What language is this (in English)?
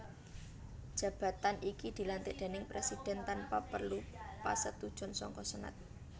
Javanese